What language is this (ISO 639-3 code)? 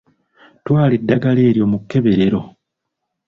lug